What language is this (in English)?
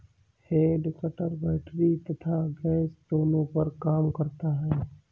Hindi